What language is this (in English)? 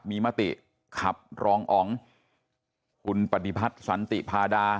Thai